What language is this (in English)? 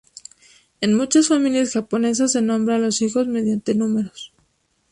Spanish